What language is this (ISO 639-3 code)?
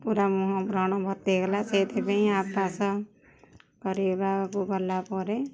ori